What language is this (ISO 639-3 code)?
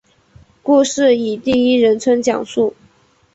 zho